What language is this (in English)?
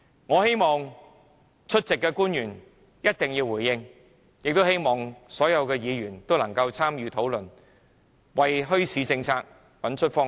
Cantonese